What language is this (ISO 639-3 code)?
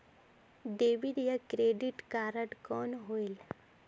hne